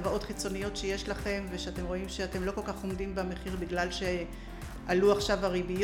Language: Hebrew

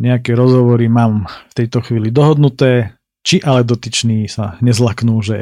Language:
Slovak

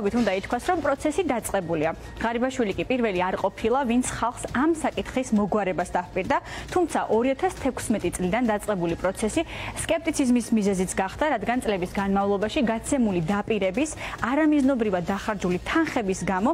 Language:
Romanian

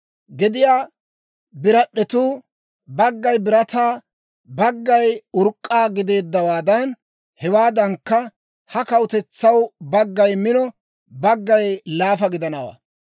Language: Dawro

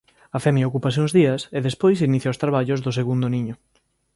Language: Galician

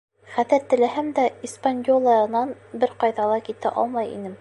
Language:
Bashkir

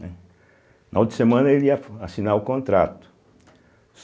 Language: Portuguese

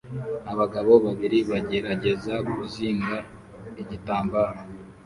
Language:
Kinyarwanda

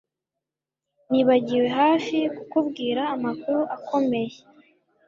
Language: Kinyarwanda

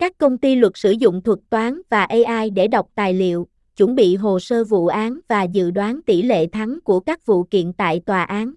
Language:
Vietnamese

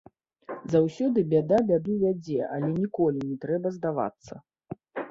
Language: Belarusian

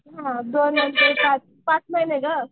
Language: Marathi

